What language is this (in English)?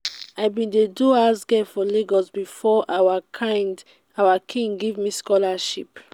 Nigerian Pidgin